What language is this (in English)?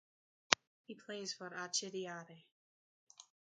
English